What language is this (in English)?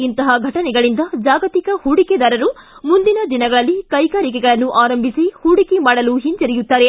Kannada